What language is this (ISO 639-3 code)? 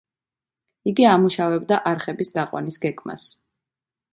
kat